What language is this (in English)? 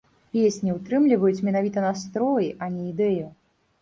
Belarusian